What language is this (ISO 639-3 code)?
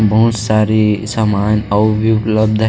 hne